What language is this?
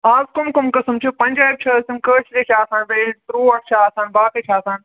Kashmiri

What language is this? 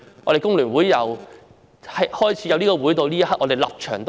Cantonese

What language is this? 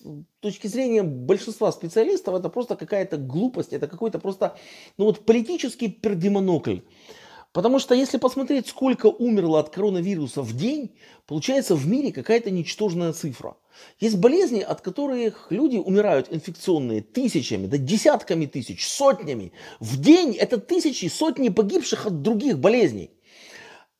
Russian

